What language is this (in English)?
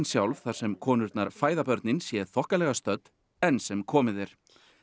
Icelandic